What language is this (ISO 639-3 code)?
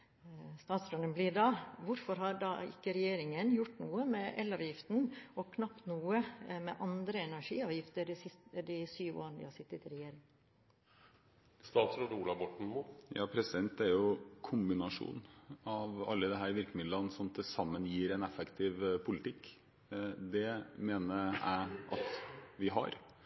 nor